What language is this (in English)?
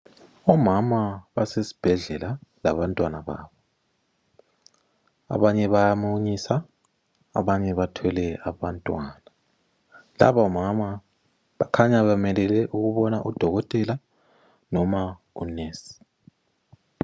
North Ndebele